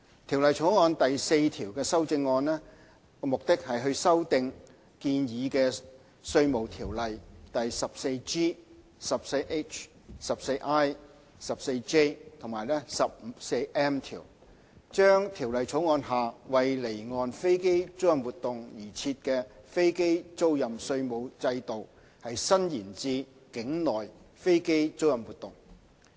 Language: Cantonese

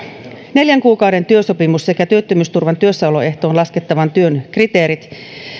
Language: Finnish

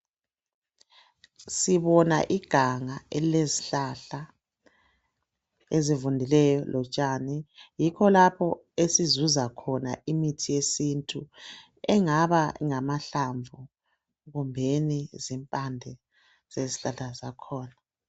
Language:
North Ndebele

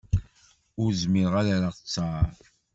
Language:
Kabyle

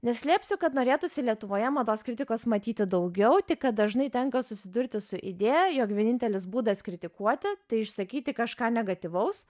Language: Lithuanian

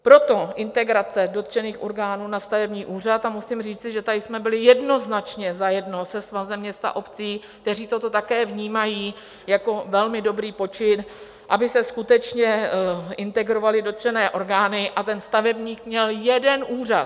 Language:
Czech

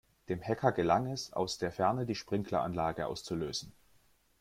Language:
German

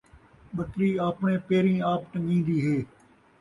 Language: Saraiki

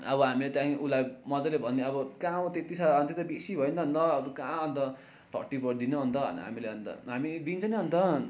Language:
Nepali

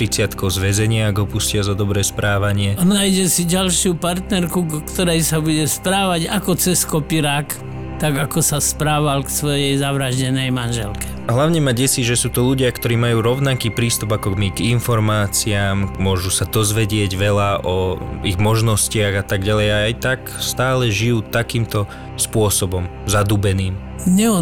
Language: Slovak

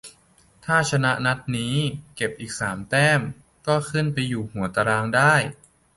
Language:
Thai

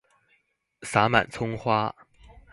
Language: Chinese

